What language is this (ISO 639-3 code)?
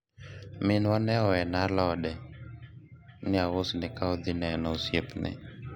luo